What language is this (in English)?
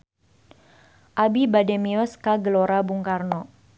Sundanese